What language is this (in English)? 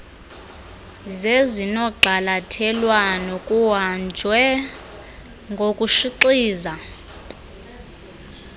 Xhosa